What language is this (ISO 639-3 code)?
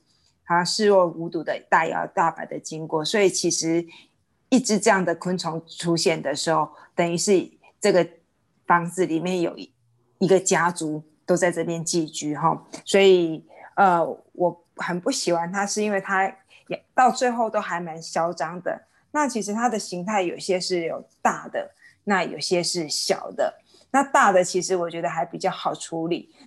zho